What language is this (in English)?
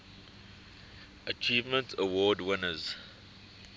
English